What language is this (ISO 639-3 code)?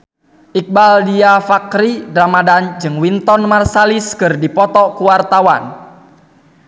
sun